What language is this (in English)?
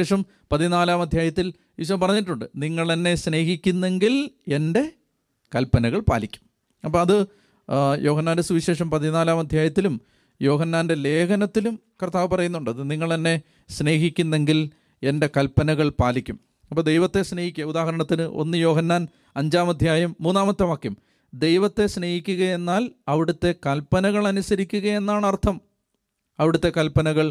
Malayalam